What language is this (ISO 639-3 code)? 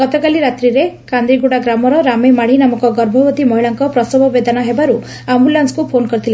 ori